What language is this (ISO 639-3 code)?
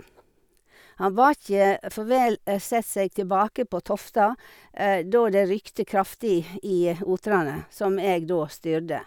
nor